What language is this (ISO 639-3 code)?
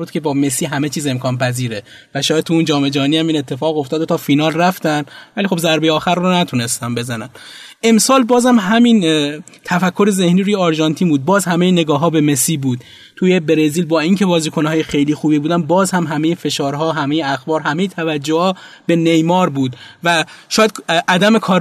fas